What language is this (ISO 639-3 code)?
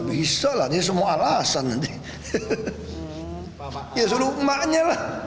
ind